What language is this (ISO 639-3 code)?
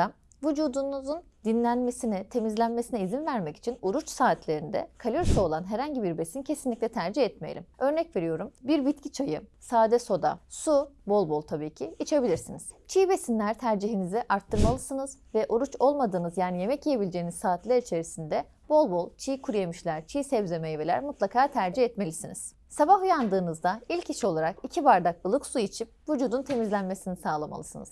tur